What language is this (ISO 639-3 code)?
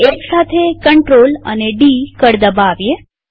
guj